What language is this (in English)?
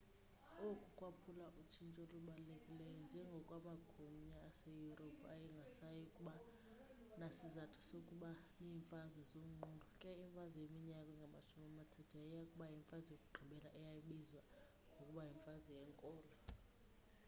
Xhosa